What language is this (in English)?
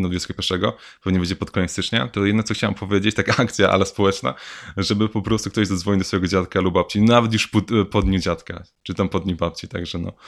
Polish